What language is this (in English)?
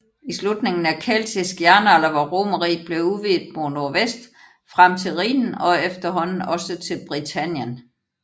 Danish